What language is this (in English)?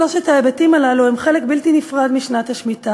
Hebrew